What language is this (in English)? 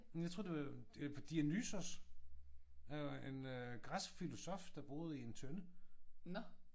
Danish